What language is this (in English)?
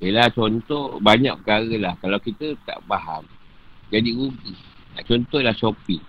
Malay